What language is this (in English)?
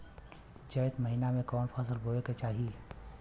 Bhojpuri